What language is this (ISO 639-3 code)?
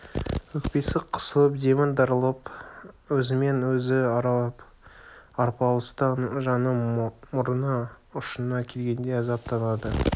kaz